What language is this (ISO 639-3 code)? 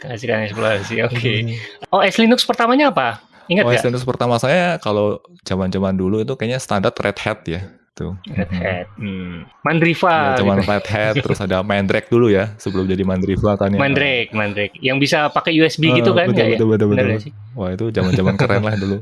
ind